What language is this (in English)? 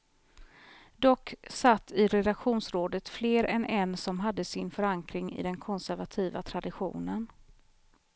Swedish